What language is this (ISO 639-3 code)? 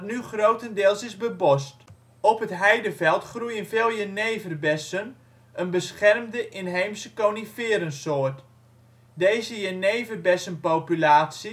nld